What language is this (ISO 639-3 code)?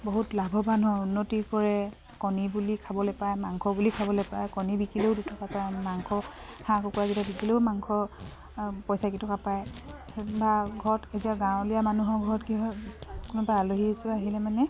asm